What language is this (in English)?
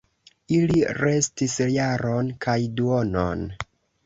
Esperanto